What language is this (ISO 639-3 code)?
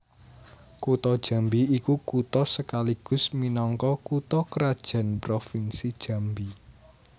jav